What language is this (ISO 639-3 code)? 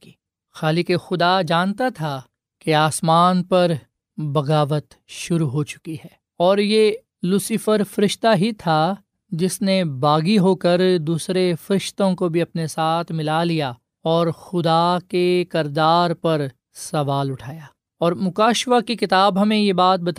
urd